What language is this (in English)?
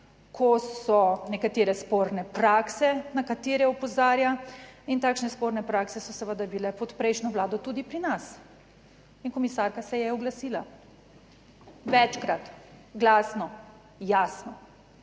Slovenian